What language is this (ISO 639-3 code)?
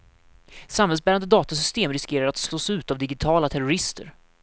swe